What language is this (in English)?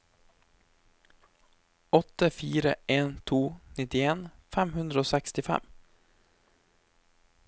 Norwegian